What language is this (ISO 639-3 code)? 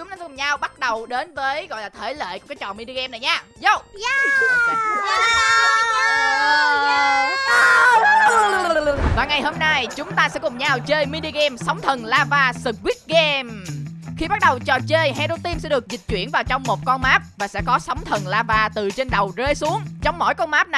vie